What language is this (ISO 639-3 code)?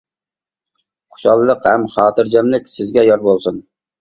uig